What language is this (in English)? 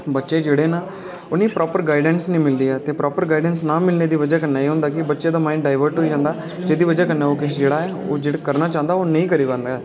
Dogri